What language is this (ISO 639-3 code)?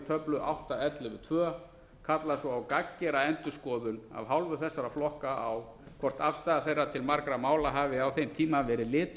isl